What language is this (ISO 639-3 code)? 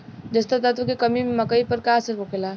bho